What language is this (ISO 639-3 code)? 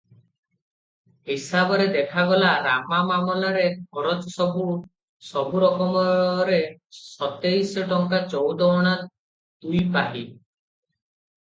ori